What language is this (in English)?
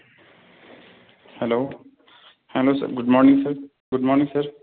Urdu